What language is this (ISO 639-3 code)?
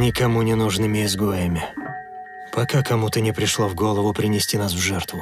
rus